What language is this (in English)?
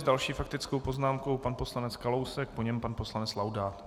Czech